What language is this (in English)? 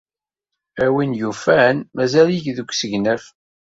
Kabyle